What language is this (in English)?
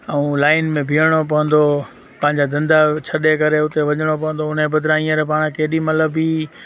Sindhi